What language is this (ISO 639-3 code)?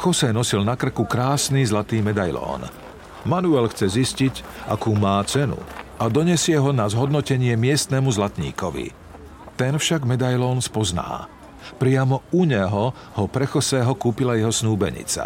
slk